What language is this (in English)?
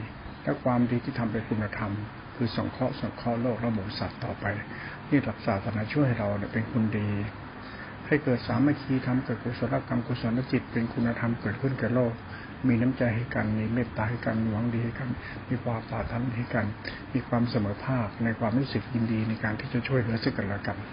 Thai